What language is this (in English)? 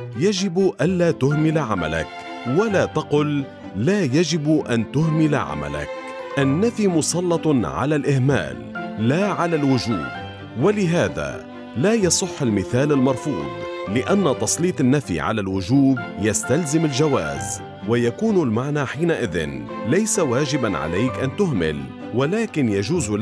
Arabic